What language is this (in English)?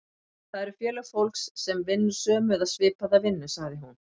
Icelandic